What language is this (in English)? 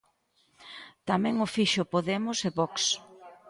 Galician